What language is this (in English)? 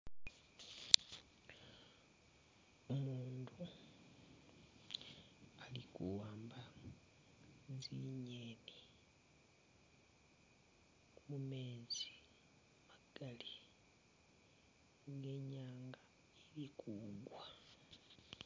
Masaaba